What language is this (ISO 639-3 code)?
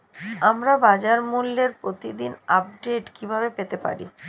ben